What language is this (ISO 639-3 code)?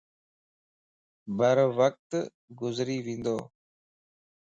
lss